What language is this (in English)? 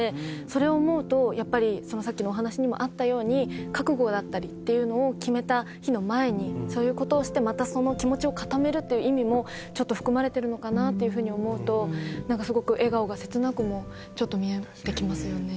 Japanese